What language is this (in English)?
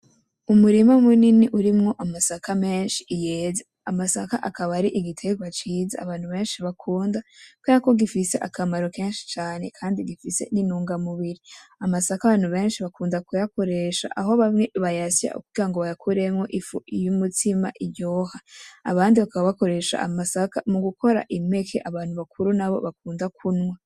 Rundi